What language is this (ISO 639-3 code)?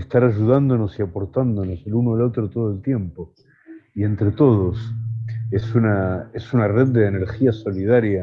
spa